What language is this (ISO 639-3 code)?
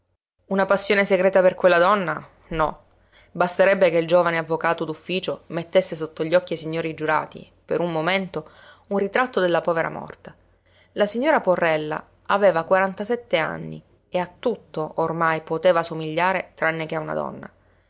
ita